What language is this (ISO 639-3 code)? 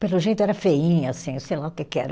por